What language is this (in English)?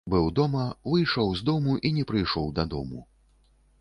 Belarusian